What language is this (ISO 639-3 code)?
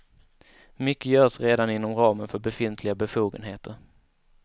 swe